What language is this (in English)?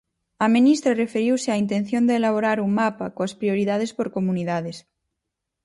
Galician